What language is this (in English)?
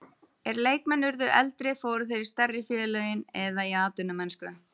Icelandic